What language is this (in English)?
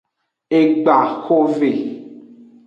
Aja (Benin)